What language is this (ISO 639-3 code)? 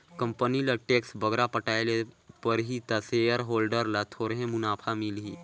hne